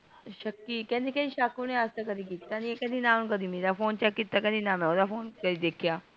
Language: Punjabi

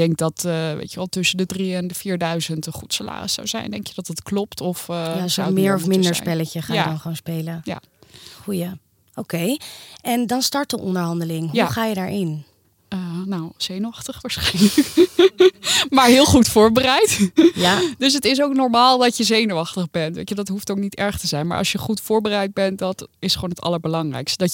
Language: Dutch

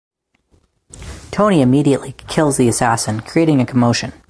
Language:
English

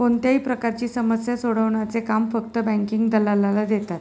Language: Marathi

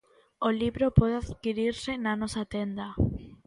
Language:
Galician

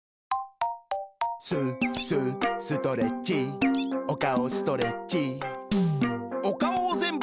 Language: Japanese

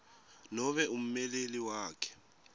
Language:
Swati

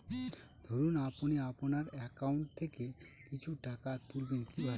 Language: Bangla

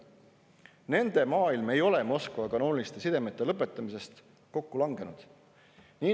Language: Estonian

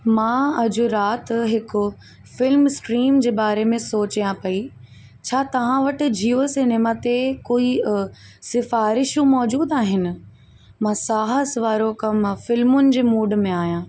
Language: Sindhi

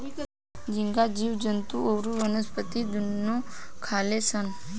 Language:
Bhojpuri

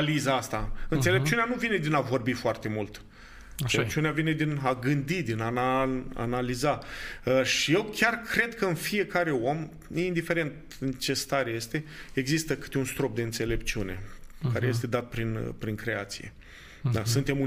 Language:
Romanian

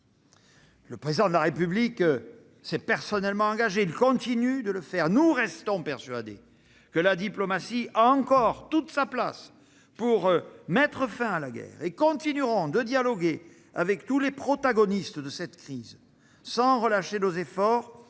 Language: French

